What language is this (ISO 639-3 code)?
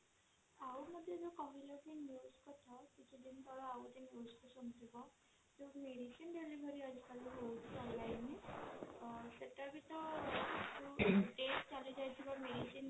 ori